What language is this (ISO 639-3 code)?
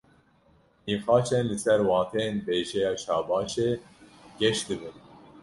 kur